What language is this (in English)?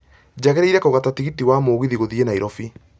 Kikuyu